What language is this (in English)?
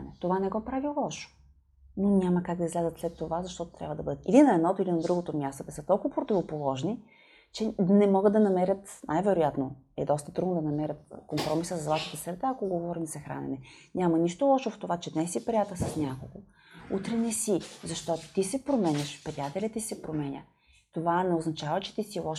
Bulgarian